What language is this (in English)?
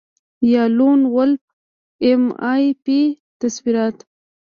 Pashto